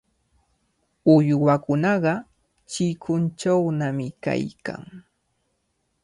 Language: Cajatambo North Lima Quechua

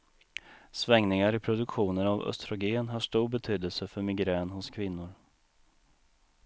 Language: Swedish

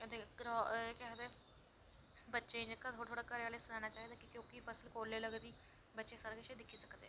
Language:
Dogri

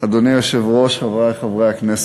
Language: Hebrew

